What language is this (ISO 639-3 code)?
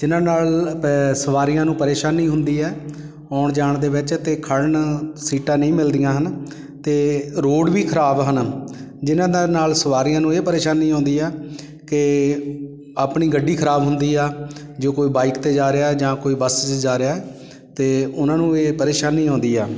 pan